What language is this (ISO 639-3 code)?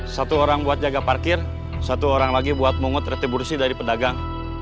ind